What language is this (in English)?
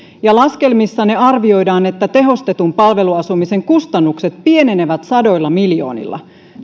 Finnish